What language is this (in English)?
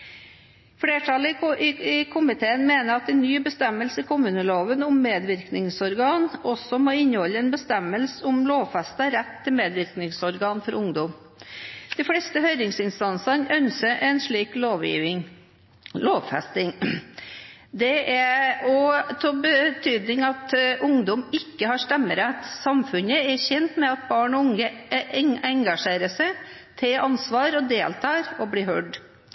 Norwegian Bokmål